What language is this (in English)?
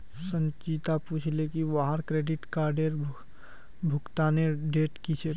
Magahi